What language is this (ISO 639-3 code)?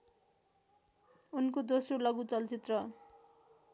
nep